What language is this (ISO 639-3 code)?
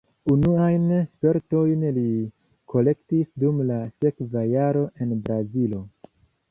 epo